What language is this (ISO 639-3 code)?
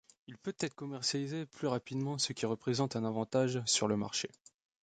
fra